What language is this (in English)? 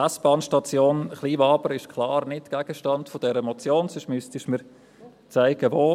Swiss German